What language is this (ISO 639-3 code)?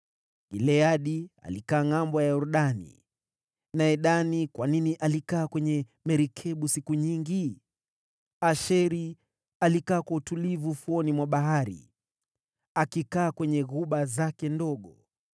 swa